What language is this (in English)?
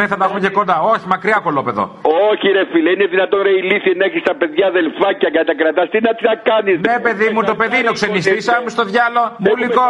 Greek